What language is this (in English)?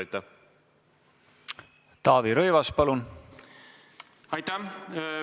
Estonian